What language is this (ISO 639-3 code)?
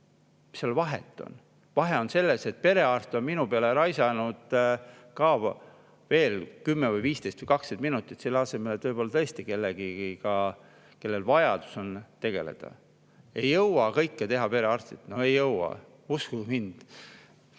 est